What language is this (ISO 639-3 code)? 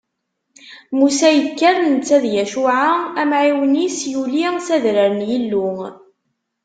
kab